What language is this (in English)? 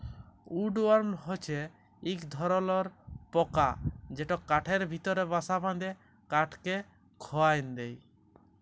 Bangla